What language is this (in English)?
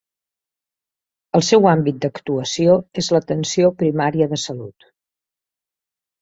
Catalan